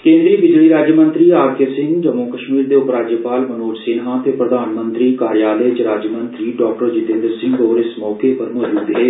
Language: Dogri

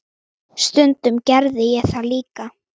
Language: Icelandic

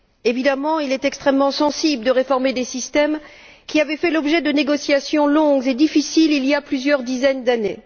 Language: French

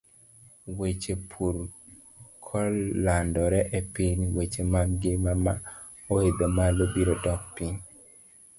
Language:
Luo (Kenya and Tanzania)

